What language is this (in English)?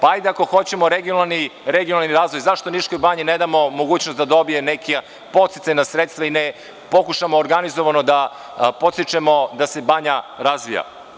Serbian